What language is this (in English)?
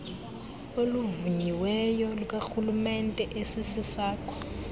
Xhosa